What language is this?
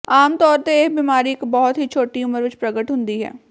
Punjabi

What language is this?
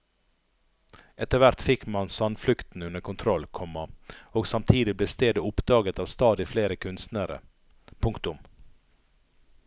Norwegian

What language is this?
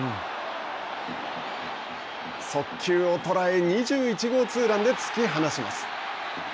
Japanese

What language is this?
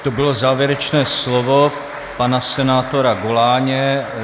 Czech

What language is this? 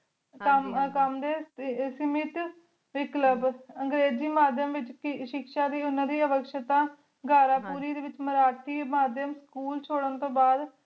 Punjabi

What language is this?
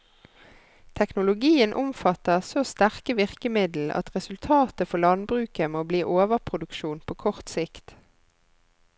Norwegian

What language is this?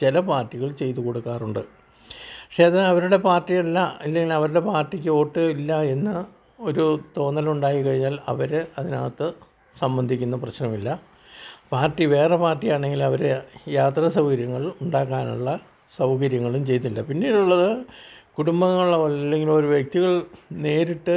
Malayalam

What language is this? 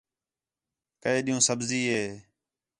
Khetrani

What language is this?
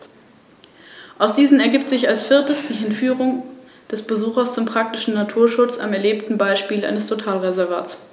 German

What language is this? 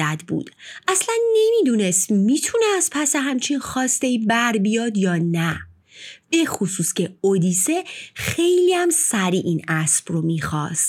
Persian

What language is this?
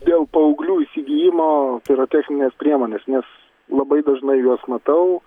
Lithuanian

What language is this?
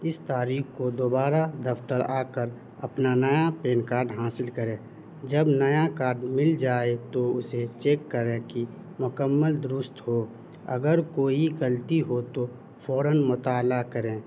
Urdu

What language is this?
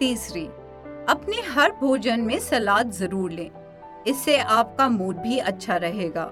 Hindi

